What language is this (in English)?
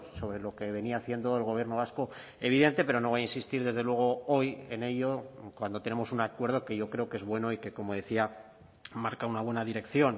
Spanish